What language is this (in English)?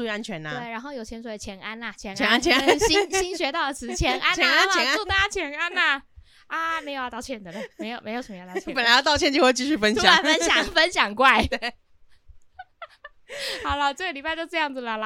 Chinese